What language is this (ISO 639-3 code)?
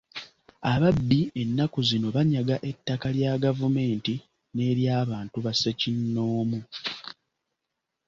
lug